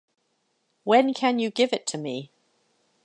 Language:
English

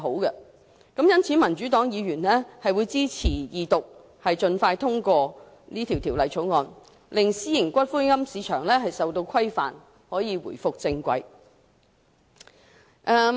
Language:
Cantonese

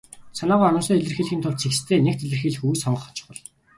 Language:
Mongolian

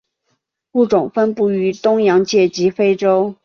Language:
Chinese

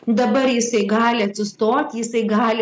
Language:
Lithuanian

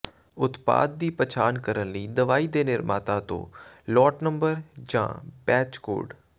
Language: Punjabi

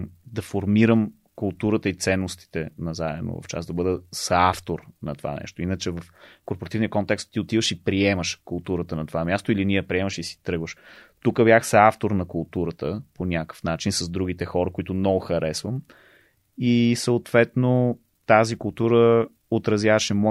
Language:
Bulgarian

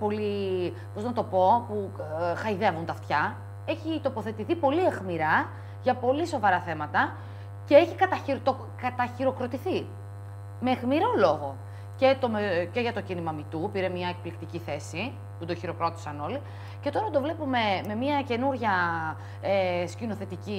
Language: Greek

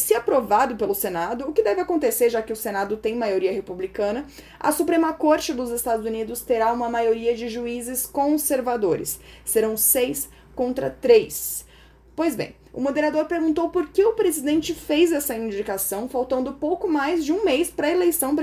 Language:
Portuguese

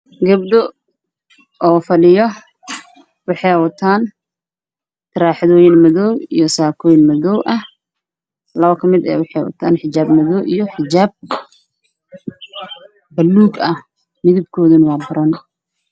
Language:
Somali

